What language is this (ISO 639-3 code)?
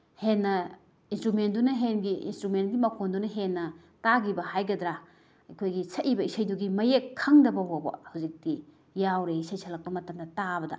mni